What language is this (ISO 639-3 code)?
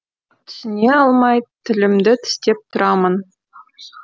kaz